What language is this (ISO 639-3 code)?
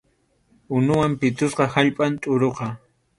qxu